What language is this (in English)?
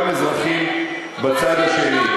Hebrew